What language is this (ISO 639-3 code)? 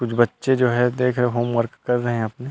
hin